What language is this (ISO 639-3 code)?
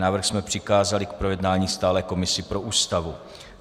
ces